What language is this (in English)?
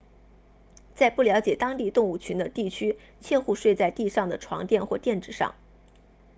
Chinese